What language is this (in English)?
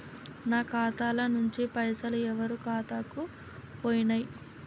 Telugu